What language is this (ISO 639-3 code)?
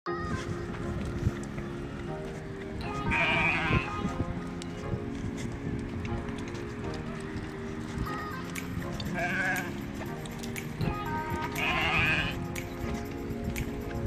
ara